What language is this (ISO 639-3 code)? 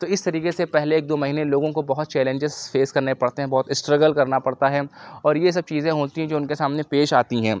urd